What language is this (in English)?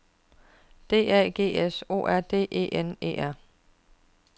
Danish